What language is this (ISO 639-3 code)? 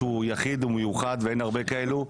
heb